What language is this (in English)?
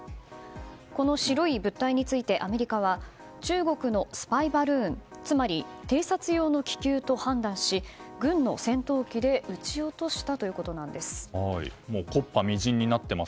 Japanese